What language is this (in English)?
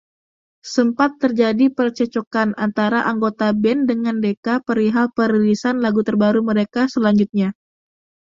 Indonesian